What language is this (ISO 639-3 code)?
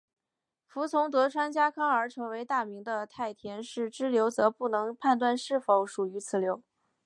zho